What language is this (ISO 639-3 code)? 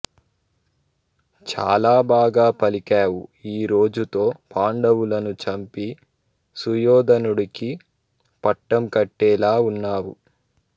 tel